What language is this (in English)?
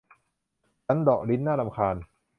Thai